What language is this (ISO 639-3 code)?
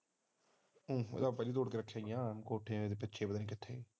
pan